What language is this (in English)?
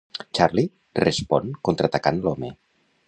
Catalan